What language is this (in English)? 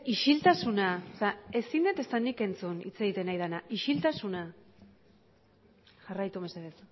Basque